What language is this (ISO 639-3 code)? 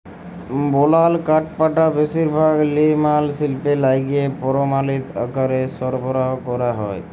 ben